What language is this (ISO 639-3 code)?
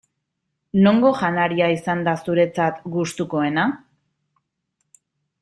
eus